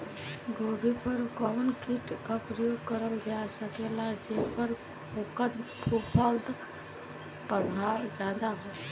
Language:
Bhojpuri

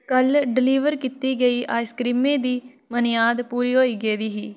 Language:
Dogri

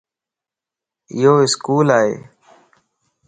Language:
Lasi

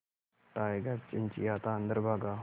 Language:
Hindi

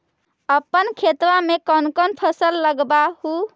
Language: Magahi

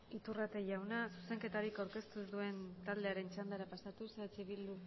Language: Basque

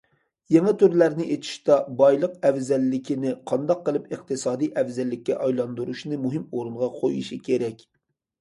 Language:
Uyghur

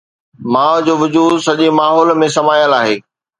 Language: Sindhi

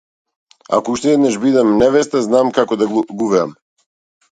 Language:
Macedonian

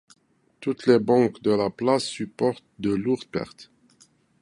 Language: French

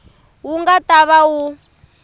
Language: Tsonga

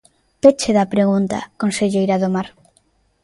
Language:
Galician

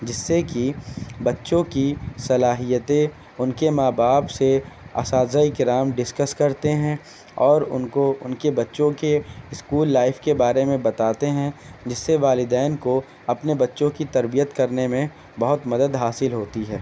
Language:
Urdu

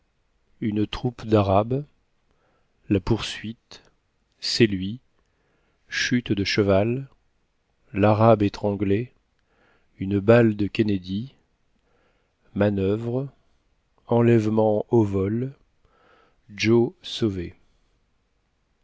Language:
French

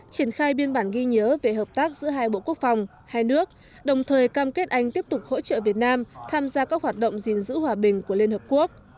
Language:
Vietnamese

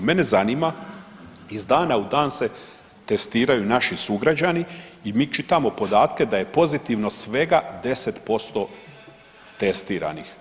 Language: Croatian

